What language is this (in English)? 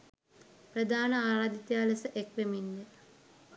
Sinhala